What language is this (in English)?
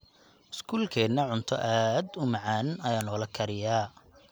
Somali